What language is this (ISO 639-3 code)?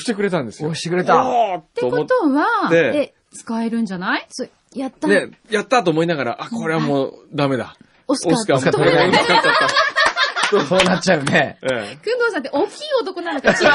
jpn